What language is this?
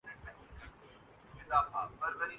Urdu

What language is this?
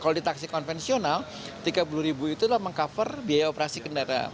Indonesian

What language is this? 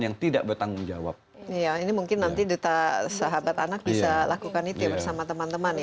Indonesian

